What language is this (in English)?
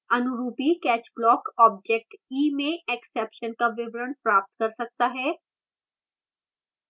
Hindi